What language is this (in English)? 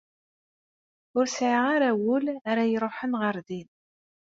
Kabyle